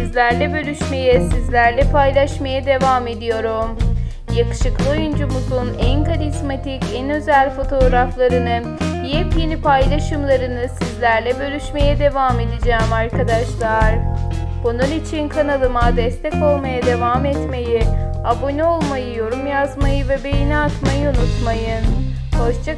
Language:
Turkish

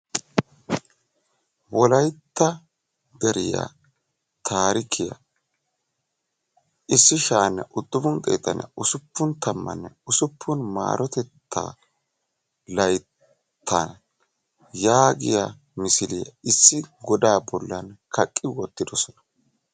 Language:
Wolaytta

